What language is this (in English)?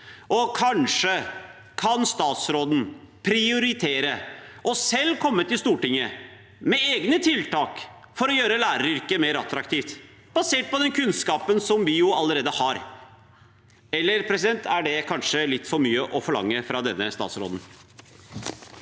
Norwegian